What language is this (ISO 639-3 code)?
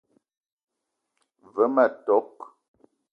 eto